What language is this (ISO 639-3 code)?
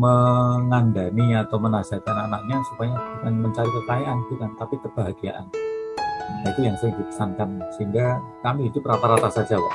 ind